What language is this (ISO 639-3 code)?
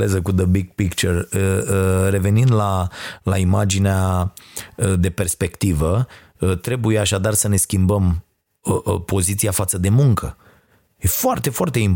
ron